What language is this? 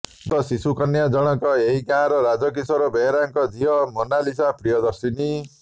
Odia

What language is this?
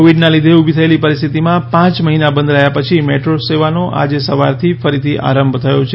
Gujarati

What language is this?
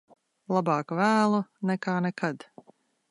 Latvian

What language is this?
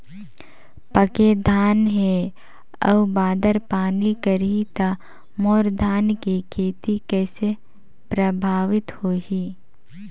Chhattisgarhi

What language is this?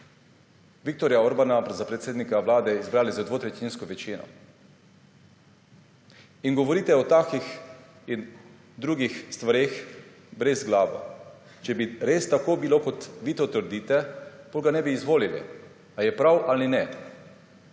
Slovenian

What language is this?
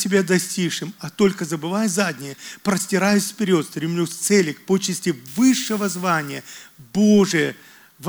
Russian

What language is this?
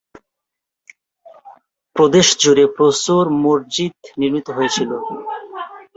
Bangla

